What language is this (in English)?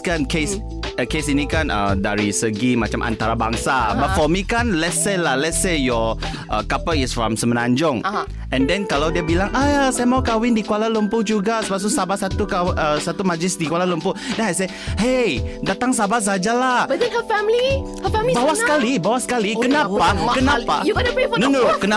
Malay